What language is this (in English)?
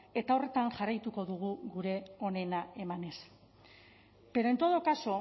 Basque